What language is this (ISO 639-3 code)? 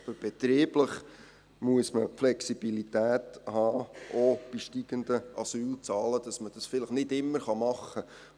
gsw